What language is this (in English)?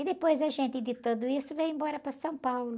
Portuguese